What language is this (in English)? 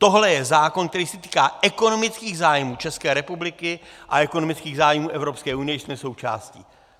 Czech